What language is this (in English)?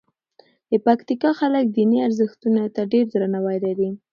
Pashto